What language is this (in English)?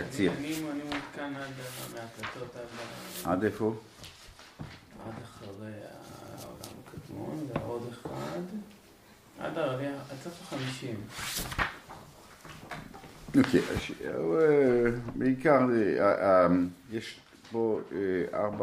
Hebrew